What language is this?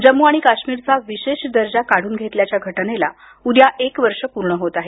Marathi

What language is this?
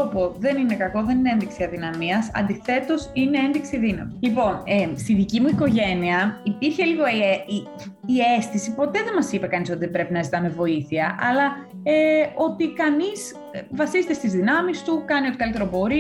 Greek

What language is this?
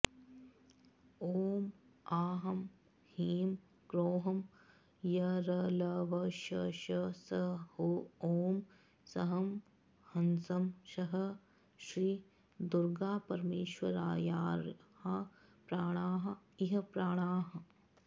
Sanskrit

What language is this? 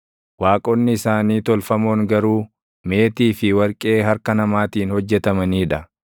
Oromo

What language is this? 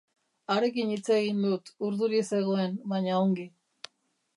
Basque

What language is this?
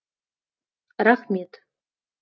Kazakh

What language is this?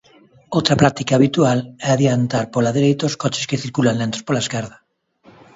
Galician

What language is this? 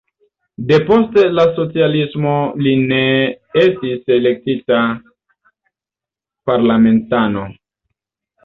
Esperanto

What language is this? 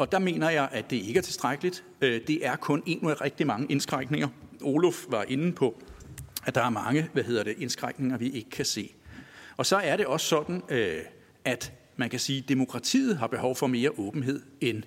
Danish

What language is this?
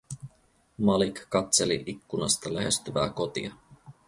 Finnish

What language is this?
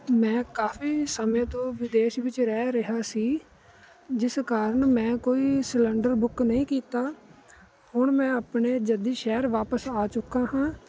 Punjabi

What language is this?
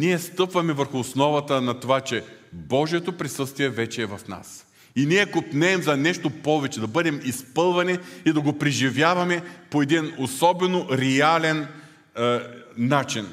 Bulgarian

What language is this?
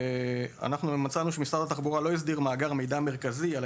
Hebrew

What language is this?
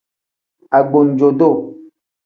Tem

